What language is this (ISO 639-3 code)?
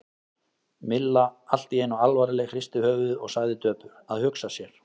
isl